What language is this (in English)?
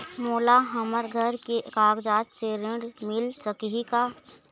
Chhattisgarhi